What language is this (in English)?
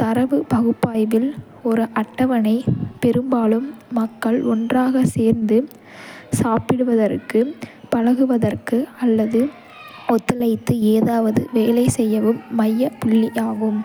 Kota (India)